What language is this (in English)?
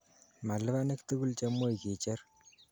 Kalenjin